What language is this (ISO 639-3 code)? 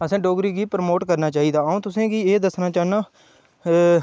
doi